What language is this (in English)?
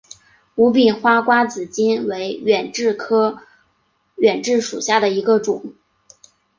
Chinese